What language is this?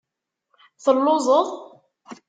Kabyle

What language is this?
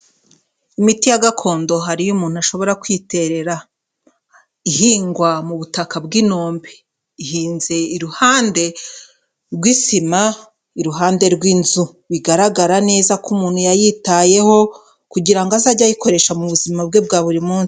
Kinyarwanda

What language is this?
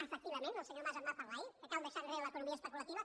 Catalan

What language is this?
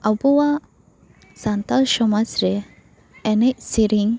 Santali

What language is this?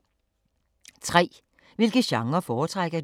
Danish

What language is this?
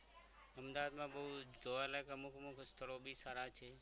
Gujarati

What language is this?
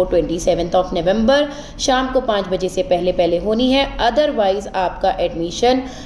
Hindi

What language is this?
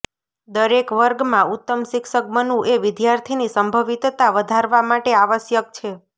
Gujarati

